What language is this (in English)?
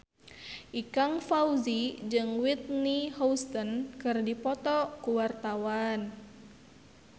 Sundanese